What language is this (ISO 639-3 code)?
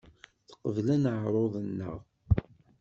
kab